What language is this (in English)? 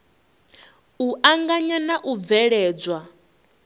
Venda